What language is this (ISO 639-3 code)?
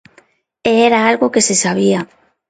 glg